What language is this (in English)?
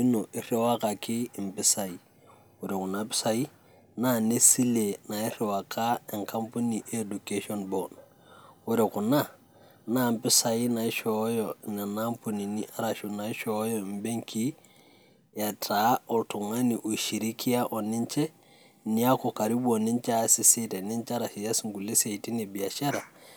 Masai